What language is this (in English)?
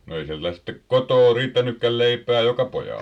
Finnish